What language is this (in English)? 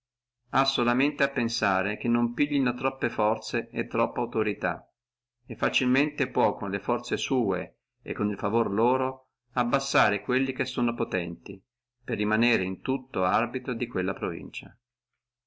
Italian